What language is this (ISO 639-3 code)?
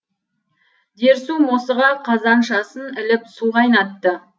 kaz